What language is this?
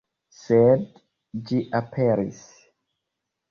Esperanto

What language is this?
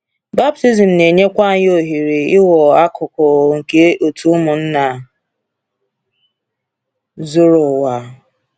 Igbo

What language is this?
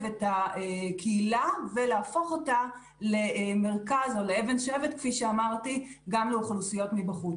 Hebrew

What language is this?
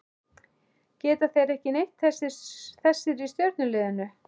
Icelandic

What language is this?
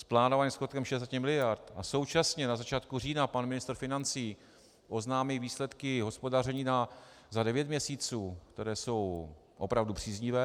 Czech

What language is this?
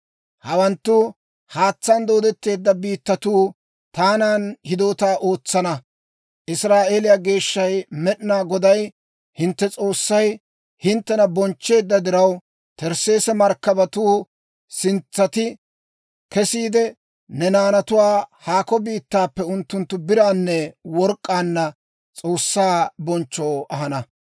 Dawro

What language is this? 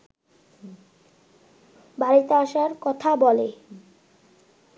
Bangla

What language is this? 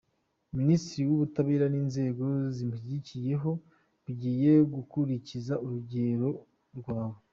Kinyarwanda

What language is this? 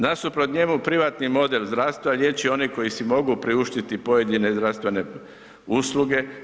Croatian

